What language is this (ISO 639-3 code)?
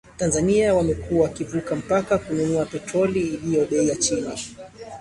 swa